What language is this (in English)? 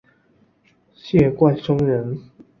Chinese